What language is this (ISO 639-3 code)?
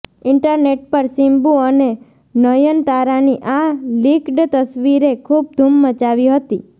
guj